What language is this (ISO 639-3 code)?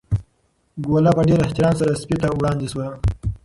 pus